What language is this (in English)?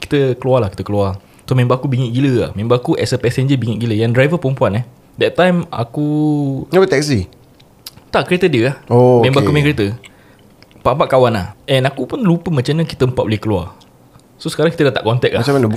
Malay